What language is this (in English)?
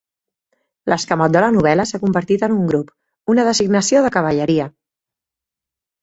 Catalan